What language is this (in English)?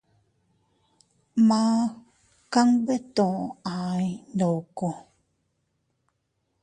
Teutila Cuicatec